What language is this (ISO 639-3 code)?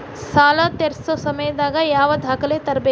kan